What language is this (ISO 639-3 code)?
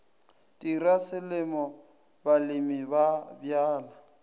nso